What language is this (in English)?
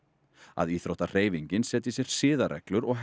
Icelandic